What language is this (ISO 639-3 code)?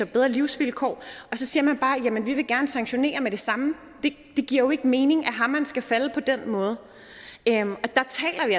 dan